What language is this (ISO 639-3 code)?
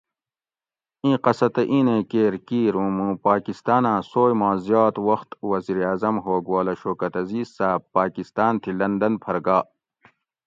gwc